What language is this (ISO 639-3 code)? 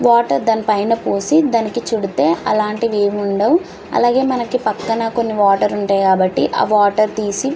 tel